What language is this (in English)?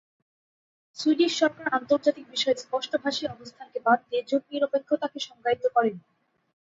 Bangla